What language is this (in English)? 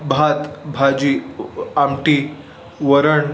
Marathi